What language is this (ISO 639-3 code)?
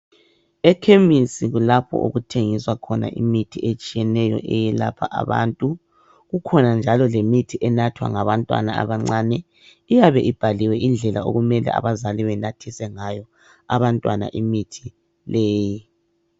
nde